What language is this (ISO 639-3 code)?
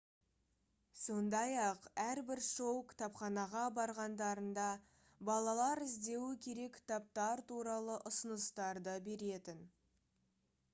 kaz